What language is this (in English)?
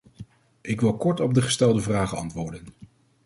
Dutch